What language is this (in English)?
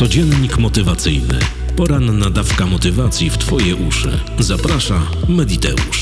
Polish